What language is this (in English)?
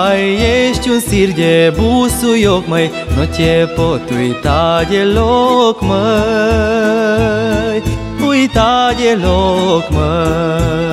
Romanian